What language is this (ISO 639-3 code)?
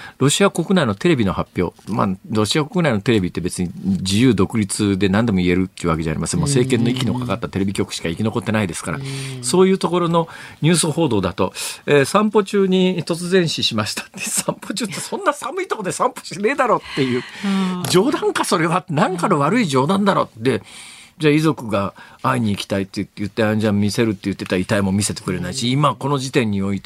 jpn